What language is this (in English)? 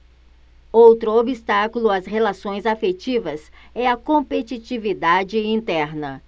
Portuguese